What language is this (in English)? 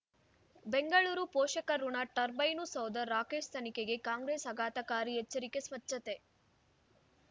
Kannada